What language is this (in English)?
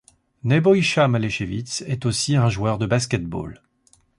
French